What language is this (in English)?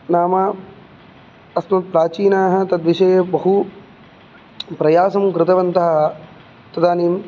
Sanskrit